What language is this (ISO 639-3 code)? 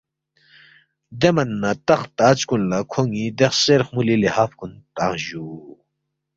bft